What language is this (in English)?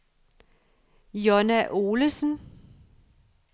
Danish